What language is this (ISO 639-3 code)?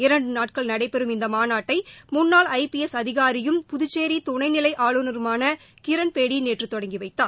tam